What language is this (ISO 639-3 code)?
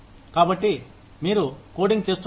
tel